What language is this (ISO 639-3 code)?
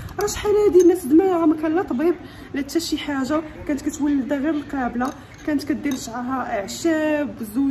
ara